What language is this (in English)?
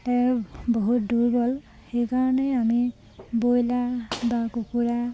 Assamese